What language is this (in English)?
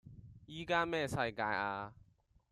Cantonese